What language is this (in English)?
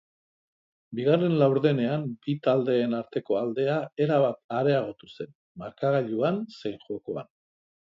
Basque